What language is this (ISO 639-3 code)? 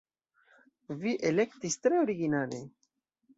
epo